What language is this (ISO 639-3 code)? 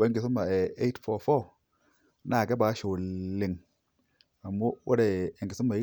mas